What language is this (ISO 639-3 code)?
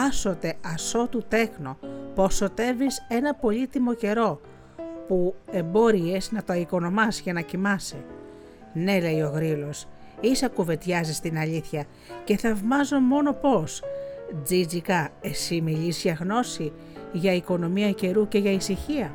ell